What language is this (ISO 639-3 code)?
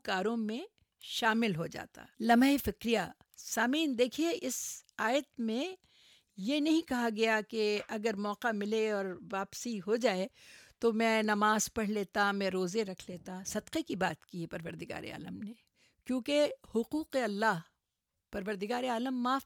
urd